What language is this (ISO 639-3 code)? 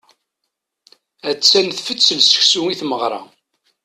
kab